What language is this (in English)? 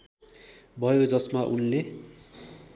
Nepali